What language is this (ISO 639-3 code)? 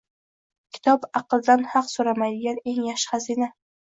uzb